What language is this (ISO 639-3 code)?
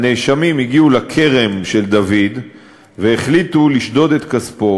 heb